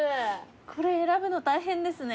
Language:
Japanese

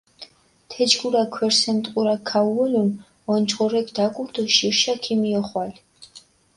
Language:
Mingrelian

